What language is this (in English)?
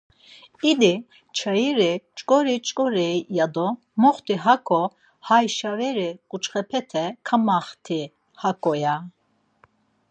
Laz